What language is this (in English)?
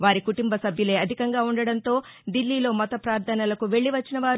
Telugu